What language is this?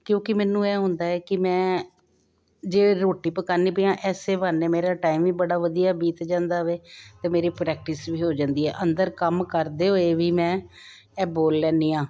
Punjabi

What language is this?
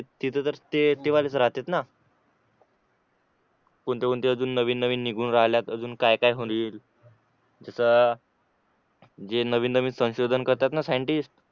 Marathi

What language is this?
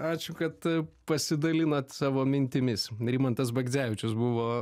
Lithuanian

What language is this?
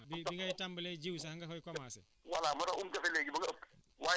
Wolof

